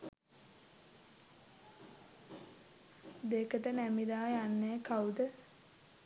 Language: Sinhala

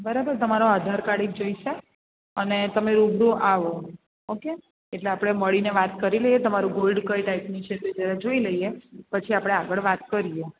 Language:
Gujarati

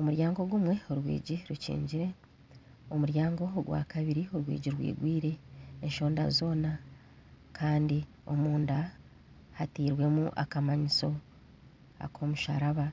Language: Nyankole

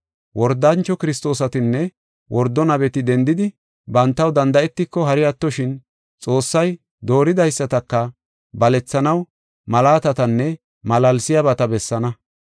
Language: Gofa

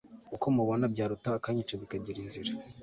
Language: Kinyarwanda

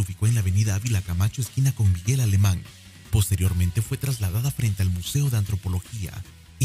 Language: Spanish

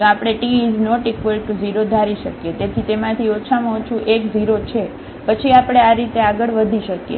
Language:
Gujarati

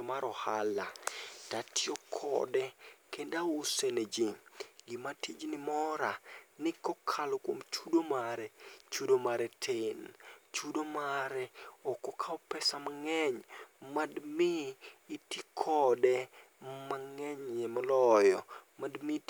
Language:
Luo (Kenya and Tanzania)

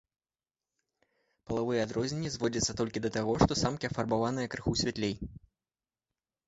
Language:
Belarusian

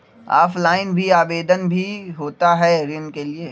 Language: Magahi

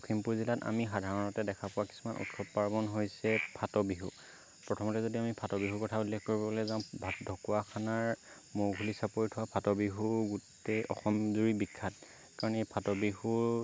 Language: Assamese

